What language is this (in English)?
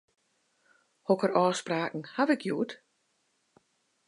Western Frisian